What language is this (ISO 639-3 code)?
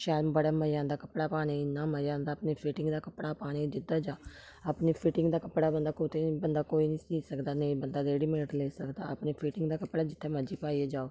doi